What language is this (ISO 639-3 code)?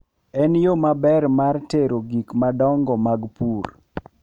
luo